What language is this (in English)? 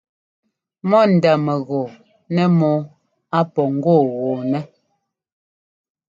Ngomba